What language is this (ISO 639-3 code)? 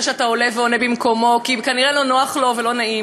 heb